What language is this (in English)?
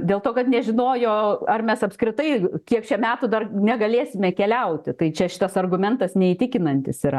Lithuanian